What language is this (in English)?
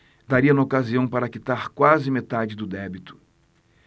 Portuguese